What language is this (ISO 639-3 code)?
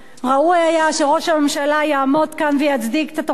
heb